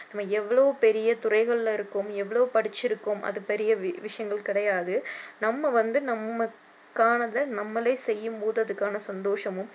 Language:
Tamil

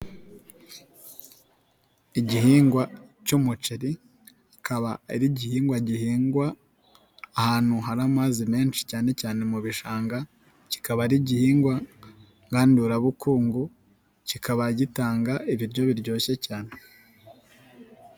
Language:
Kinyarwanda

